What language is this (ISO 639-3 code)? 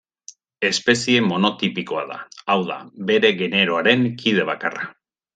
eus